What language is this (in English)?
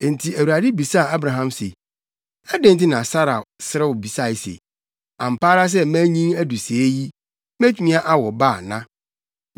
Akan